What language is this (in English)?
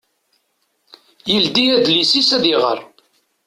Kabyle